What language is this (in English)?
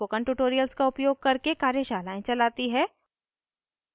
Hindi